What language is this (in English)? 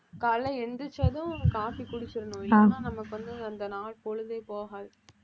Tamil